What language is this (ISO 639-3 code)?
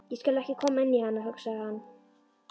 isl